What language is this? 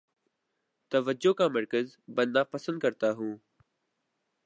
Urdu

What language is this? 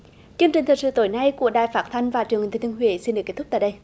Vietnamese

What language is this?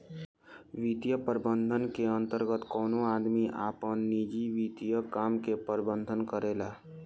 Bhojpuri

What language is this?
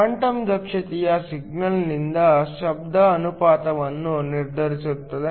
Kannada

